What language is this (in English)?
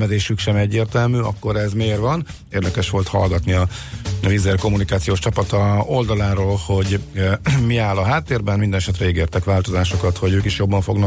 Hungarian